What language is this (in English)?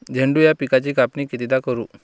Marathi